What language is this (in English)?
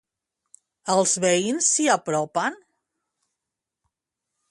Catalan